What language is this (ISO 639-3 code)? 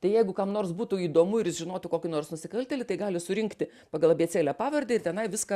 lit